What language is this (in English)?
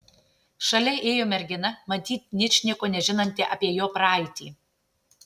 Lithuanian